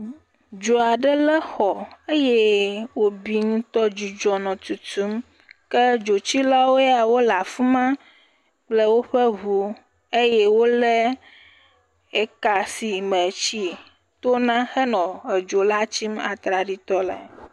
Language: Ewe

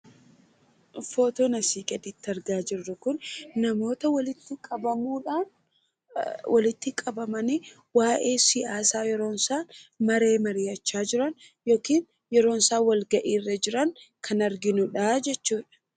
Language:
Oromo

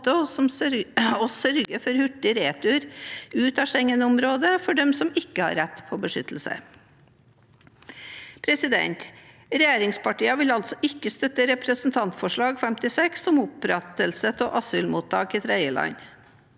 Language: Norwegian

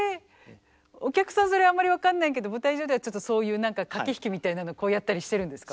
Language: Japanese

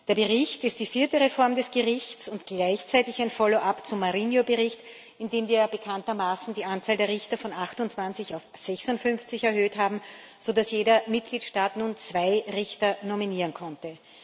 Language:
German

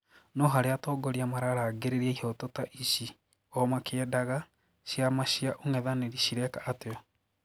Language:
Kikuyu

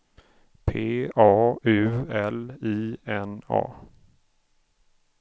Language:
Swedish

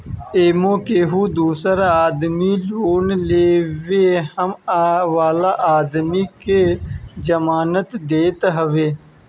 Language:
Bhojpuri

